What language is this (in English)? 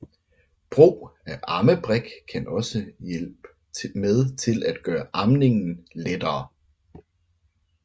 Danish